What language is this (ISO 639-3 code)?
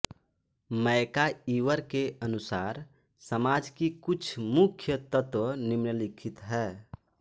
hin